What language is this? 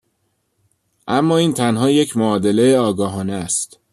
Persian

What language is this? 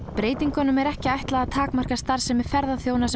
Icelandic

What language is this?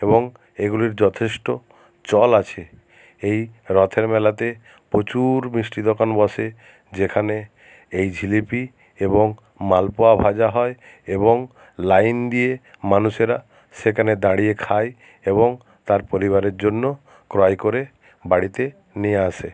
Bangla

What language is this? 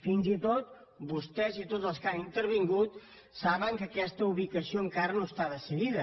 Catalan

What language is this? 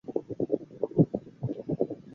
Chinese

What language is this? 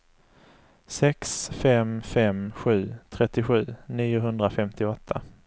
Swedish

